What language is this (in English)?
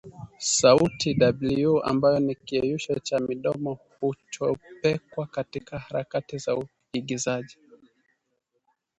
Swahili